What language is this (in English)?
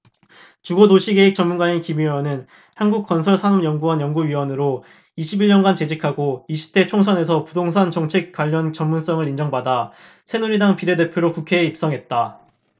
Korean